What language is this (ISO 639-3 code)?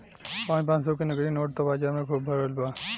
bho